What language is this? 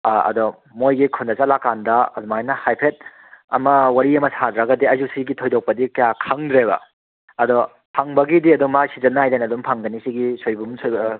Manipuri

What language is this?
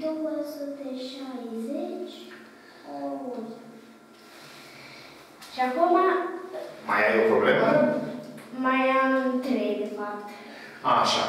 Romanian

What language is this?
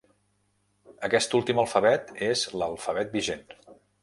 Catalan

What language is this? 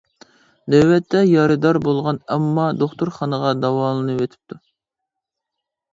Uyghur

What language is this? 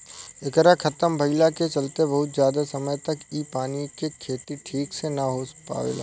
Bhojpuri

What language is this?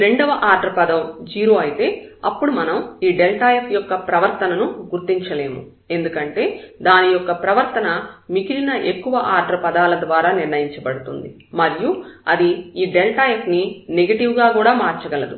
Telugu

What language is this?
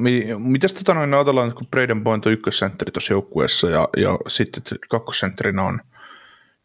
Finnish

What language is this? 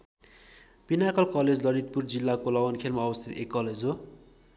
Nepali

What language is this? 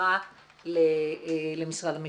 Hebrew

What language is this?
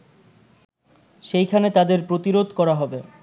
Bangla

